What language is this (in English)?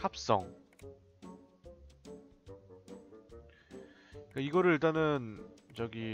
Korean